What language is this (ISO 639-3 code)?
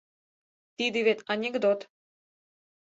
chm